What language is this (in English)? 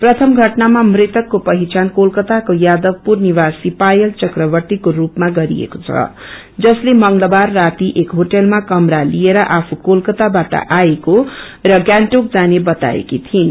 Nepali